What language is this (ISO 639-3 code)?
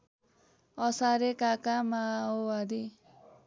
nep